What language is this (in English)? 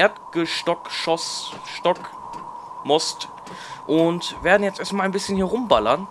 German